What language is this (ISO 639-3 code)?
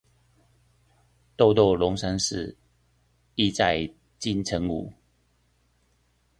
zho